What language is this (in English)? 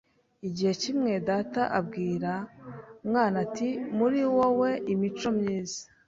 Kinyarwanda